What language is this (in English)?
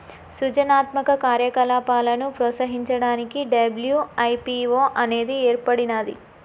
Telugu